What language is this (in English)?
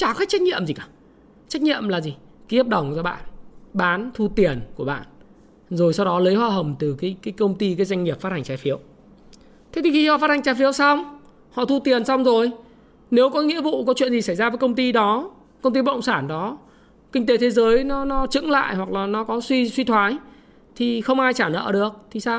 Vietnamese